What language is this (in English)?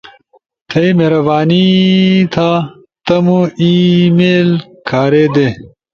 Ushojo